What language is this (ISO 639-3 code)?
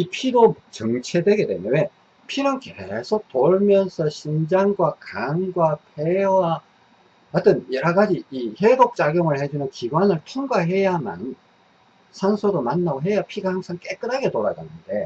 kor